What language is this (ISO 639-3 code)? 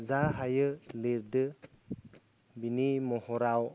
brx